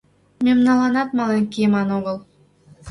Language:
Mari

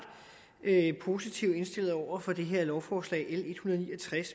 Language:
Danish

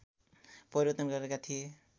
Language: Nepali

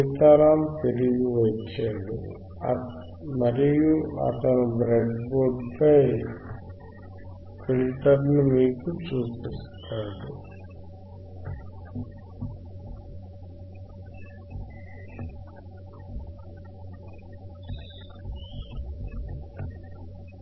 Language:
Telugu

